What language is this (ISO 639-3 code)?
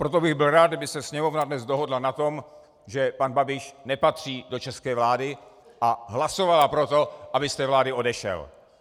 ces